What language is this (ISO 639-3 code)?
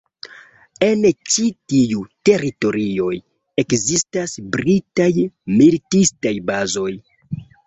epo